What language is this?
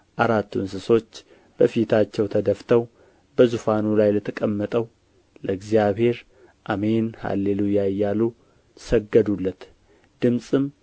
Amharic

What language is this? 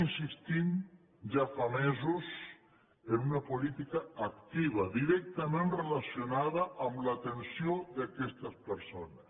Catalan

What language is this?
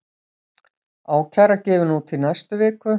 Icelandic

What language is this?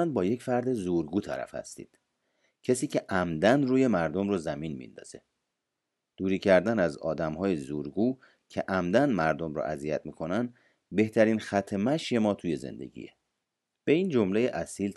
Persian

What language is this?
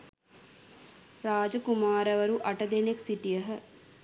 Sinhala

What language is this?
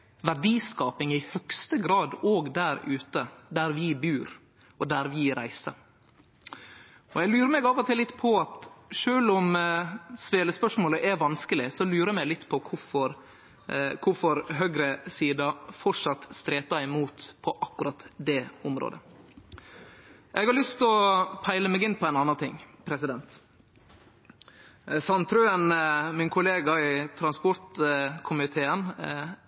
Norwegian Nynorsk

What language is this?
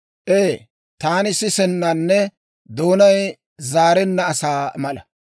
Dawro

